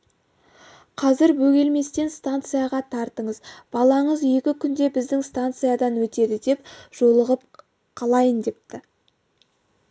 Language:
Kazakh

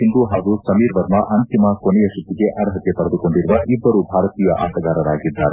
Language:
Kannada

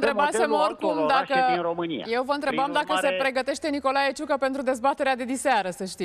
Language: Romanian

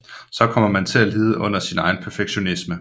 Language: Danish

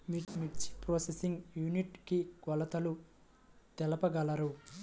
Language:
Telugu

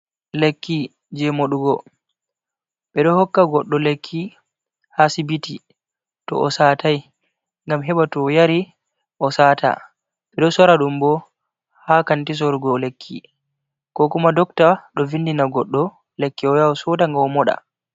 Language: Fula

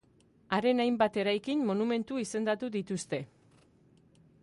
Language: Basque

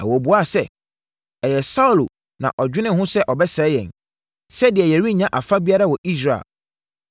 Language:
Akan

